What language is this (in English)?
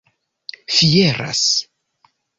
Esperanto